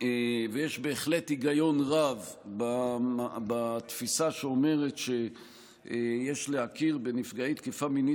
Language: Hebrew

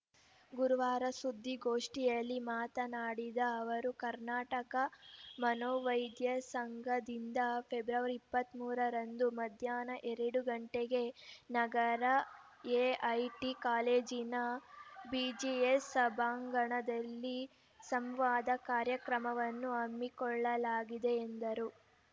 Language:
Kannada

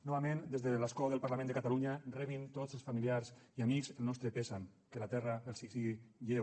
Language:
Catalan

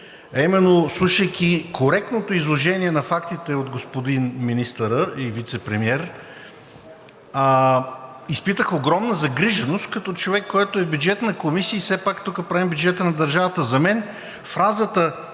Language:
Bulgarian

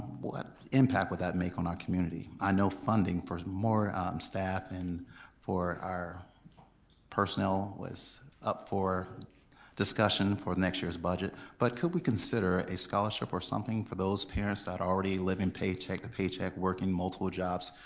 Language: English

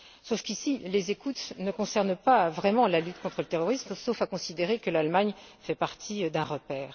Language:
French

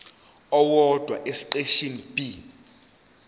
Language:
Zulu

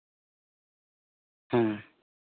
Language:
Santali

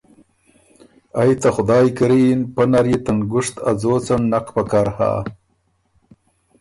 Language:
Ormuri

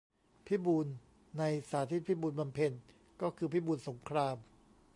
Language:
Thai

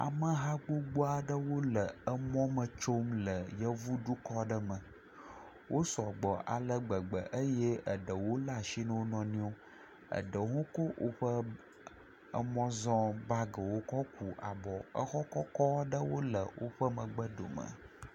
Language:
Ewe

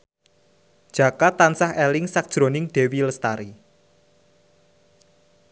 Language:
Javanese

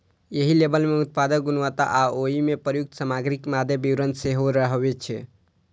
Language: Maithili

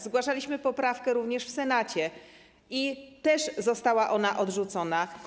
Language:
Polish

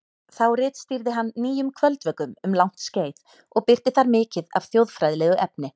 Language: Icelandic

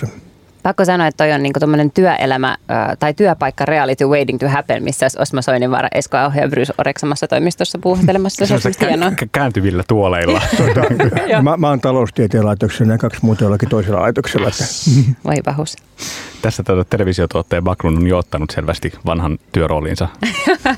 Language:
Finnish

